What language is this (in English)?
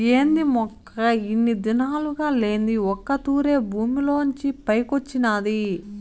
Telugu